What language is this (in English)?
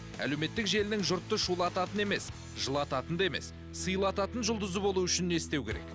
Kazakh